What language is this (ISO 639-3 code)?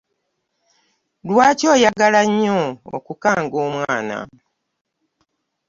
lug